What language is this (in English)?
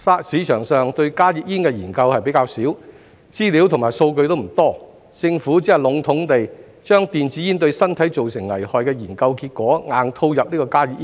Cantonese